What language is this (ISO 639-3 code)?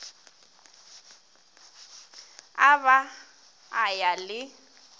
nso